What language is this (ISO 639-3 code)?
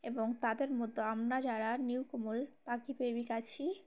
ben